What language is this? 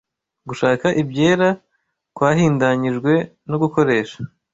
Kinyarwanda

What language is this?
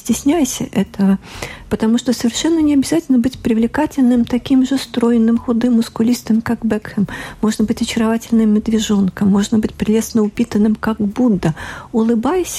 Russian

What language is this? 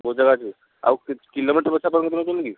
Odia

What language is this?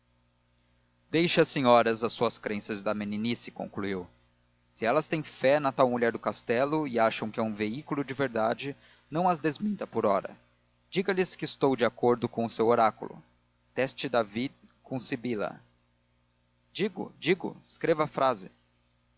Portuguese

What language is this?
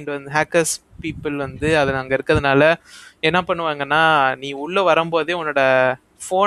Tamil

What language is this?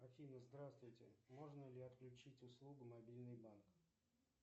Russian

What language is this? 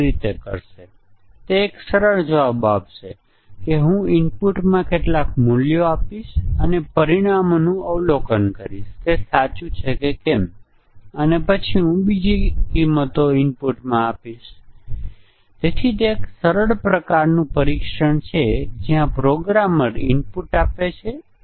Gujarati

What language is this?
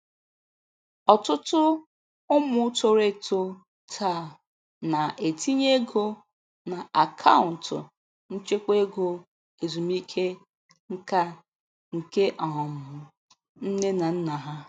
Igbo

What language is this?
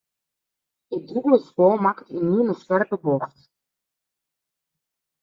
Western Frisian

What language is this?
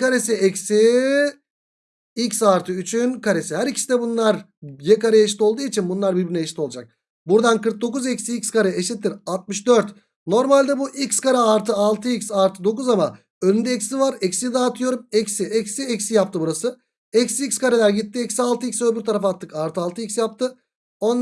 Turkish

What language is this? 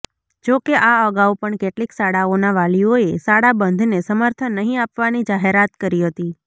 Gujarati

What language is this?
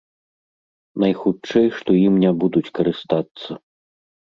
Belarusian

